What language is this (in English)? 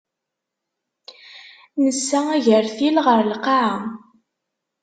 Kabyle